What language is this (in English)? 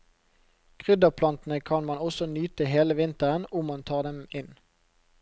Norwegian